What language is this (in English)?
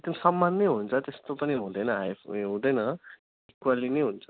Nepali